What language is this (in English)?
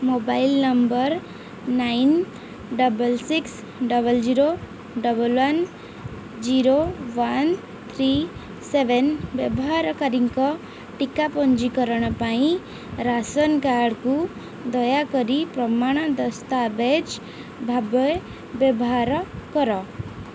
Odia